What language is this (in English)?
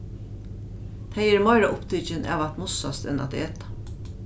Faroese